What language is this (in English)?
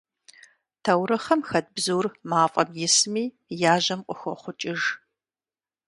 Kabardian